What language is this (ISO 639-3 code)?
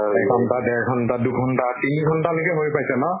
asm